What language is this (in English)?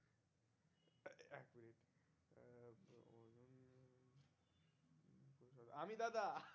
Bangla